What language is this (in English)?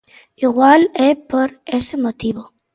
Galician